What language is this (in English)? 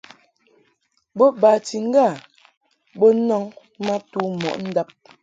Mungaka